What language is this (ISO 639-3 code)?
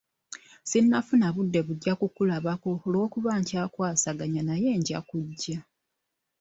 lug